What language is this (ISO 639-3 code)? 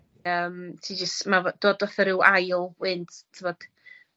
cym